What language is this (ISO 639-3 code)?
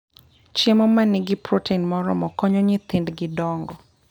luo